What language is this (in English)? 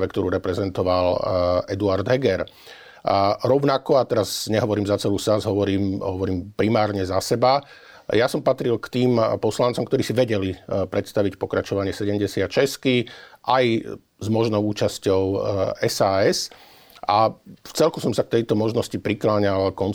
Slovak